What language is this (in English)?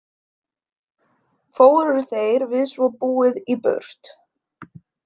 Icelandic